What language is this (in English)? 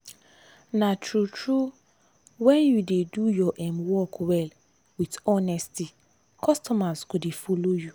Nigerian Pidgin